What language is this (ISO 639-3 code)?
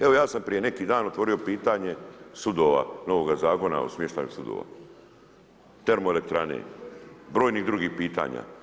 hrv